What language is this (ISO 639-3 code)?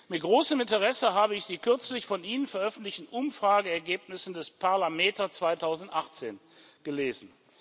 deu